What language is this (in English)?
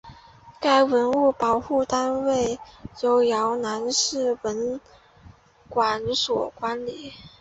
Chinese